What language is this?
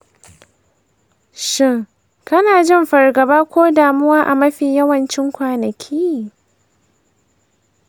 Hausa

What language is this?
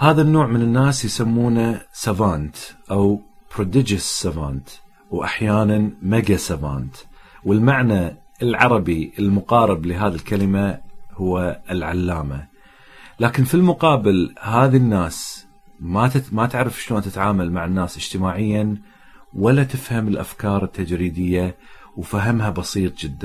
Arabic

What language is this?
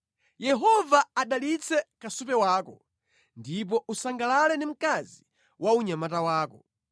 Nyanja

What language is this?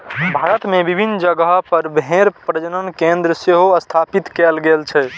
Maithili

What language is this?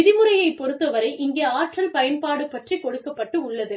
Tamil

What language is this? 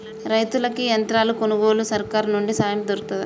Telugu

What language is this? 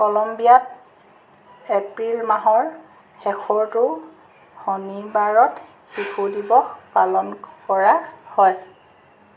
Assamese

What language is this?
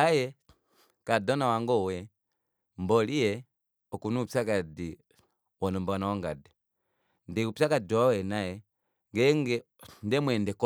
Kuanyama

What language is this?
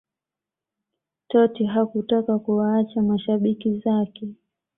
Swahili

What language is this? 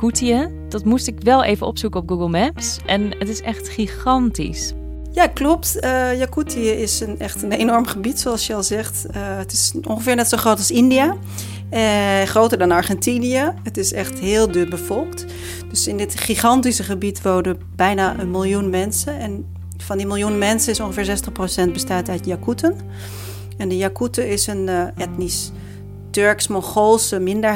Dutch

